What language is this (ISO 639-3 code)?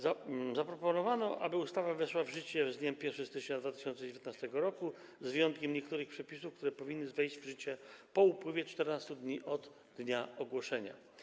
pol